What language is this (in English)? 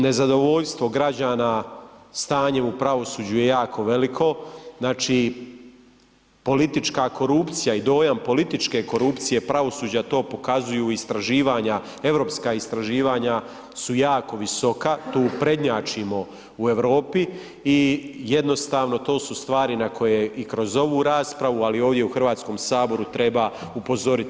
Croatian